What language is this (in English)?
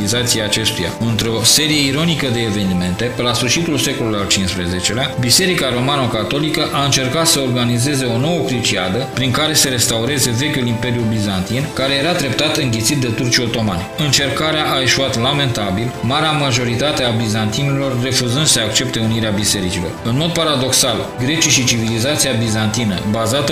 Romanian